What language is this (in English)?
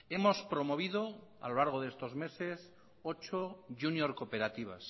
Spanish